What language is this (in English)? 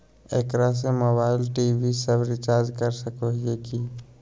Magahi